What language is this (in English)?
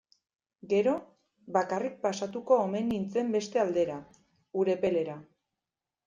Basque